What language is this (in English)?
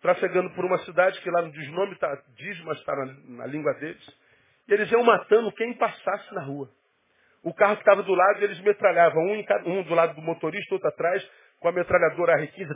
Portuguese